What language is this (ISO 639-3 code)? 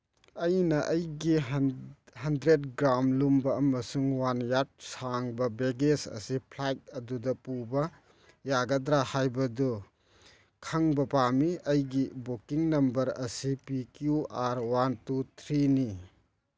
mni